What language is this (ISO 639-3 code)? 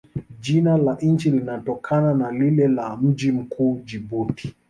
swa